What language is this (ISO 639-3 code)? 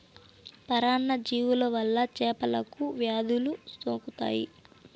tel